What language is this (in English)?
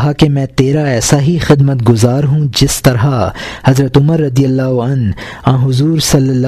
Urdu